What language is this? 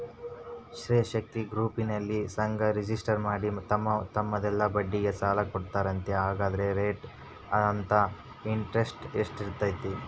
Kannada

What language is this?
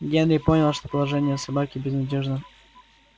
Russian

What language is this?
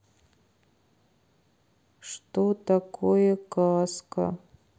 Russian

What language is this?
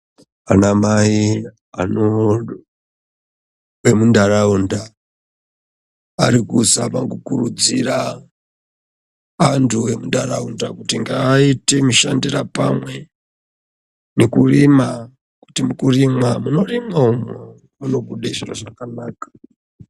Ndau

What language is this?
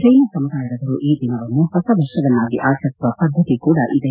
Kannada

